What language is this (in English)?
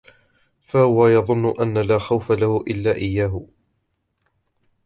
Arabic